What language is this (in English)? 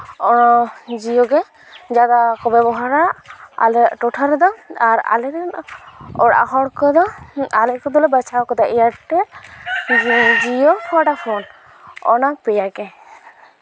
Santali